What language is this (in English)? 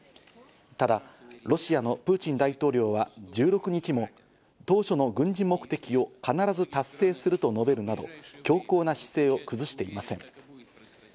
Japanese